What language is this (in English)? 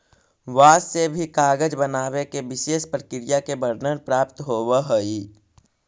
Magahi